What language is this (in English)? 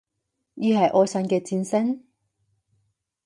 Cantonese